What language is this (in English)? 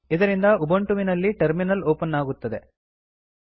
Kannada